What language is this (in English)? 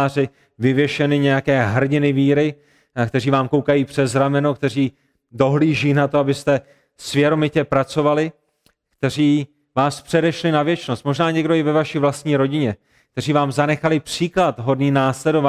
Czech